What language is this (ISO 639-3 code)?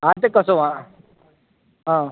guj